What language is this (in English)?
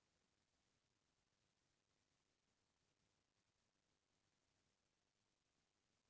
Chhattisgarhi